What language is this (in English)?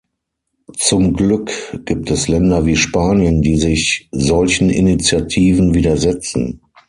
German